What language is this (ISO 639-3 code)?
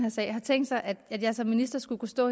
dan